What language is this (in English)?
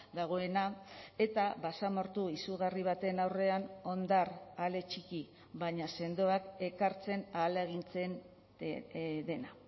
Basque